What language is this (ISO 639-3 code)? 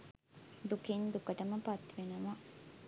sin